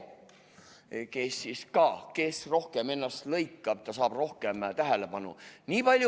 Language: Estonian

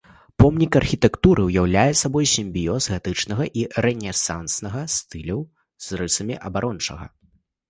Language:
Belarusian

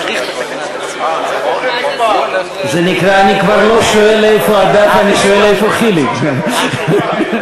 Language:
Hebrew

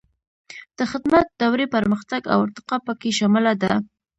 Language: Pashto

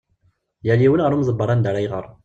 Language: Kabyle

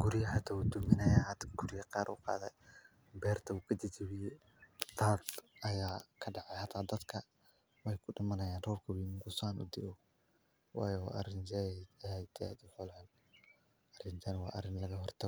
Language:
Somali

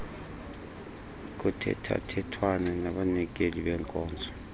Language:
Xhosa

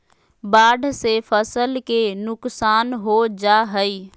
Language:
Magahi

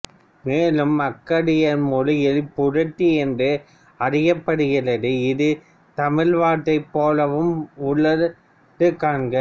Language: Tamil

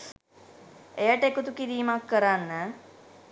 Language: Sinhala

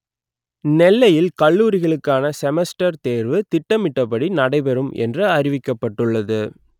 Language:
Tamil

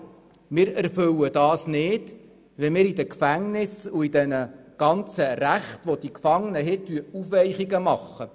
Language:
Swiss German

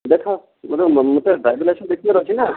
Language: Odia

